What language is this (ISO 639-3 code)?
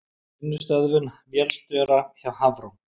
isl